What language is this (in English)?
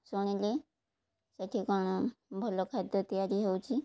Odia